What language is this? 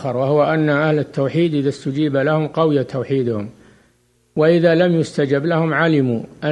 Arabic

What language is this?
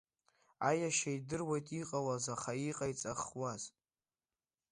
Abkhazian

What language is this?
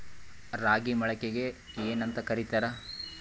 Kannada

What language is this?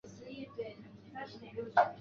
Chinese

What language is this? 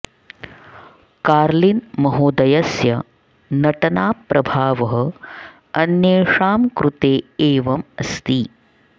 Sanskrit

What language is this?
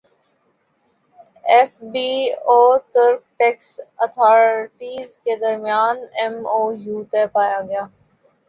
Urdu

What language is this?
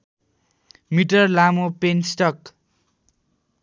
Nepali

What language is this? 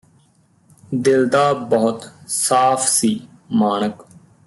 Punjabi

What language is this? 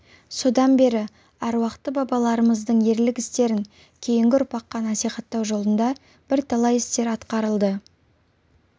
Kazakh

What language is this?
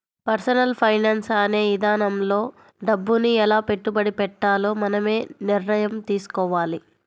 Telugu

